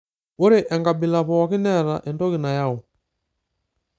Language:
Masai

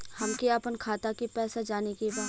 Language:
Bhojpuri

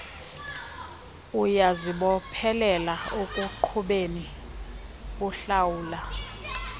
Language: Xhosa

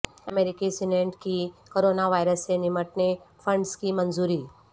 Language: Urdu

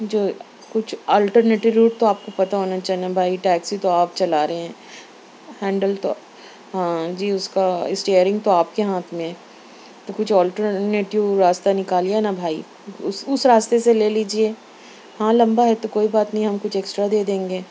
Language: Urdu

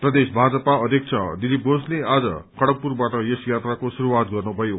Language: Nepali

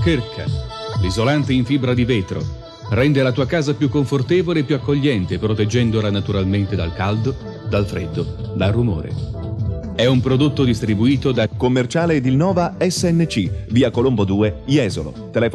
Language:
Italian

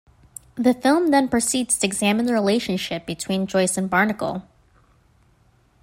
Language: English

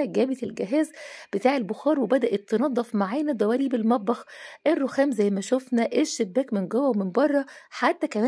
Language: Arabic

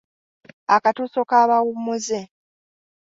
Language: Ganda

